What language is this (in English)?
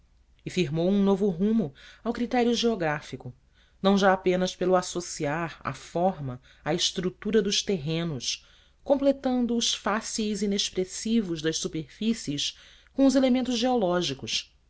Portuguese